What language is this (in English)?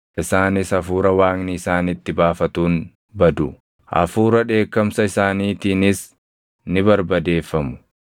Oromo